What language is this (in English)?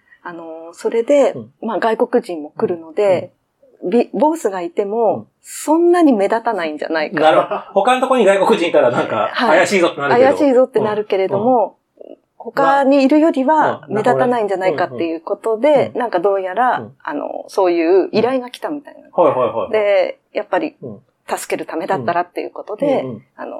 Japanese